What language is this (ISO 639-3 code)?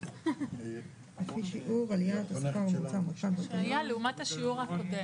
heb